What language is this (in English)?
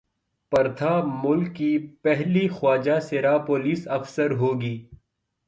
Urdu